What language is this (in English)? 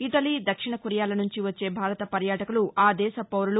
Telugu